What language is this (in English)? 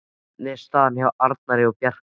Icelandic